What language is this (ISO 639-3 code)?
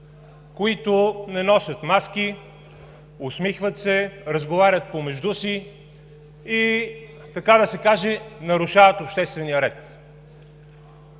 bul